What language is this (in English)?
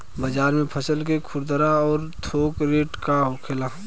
Bhojpuri